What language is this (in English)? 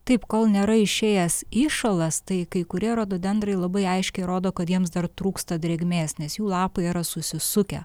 Lithuanian